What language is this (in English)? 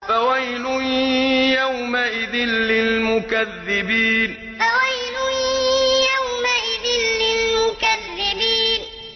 Arabic